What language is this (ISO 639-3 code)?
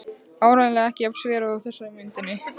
isl